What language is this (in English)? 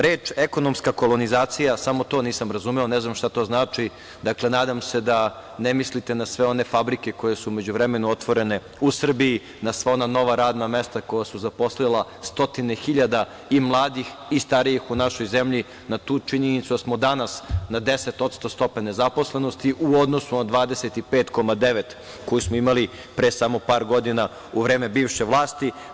Serbian